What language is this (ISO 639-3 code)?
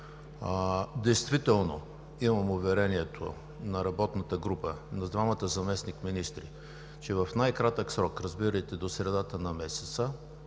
bul